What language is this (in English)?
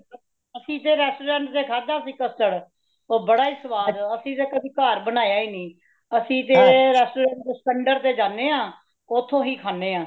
Punjabi